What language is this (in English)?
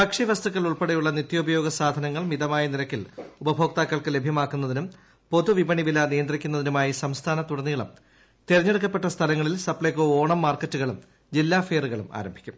Malayalam